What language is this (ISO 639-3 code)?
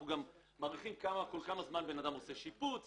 heb